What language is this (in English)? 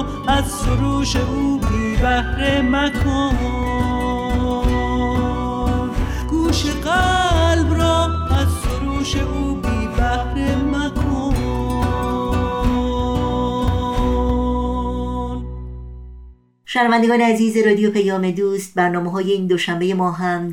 Persian